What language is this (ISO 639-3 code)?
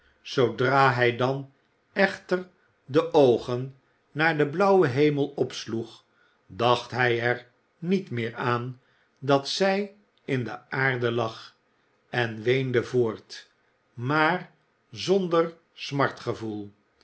nld